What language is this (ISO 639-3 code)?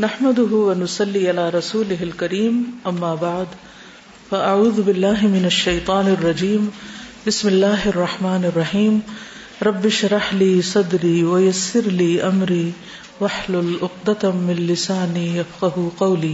urd